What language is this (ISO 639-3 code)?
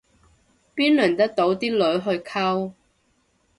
yue